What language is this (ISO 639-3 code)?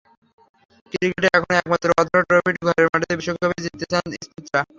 ben